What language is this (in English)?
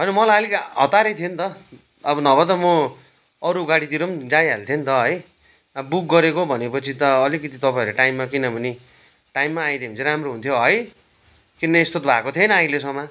Nepali